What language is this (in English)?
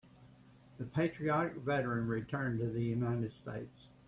English